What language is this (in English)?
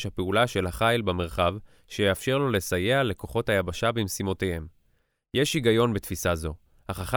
Hebrew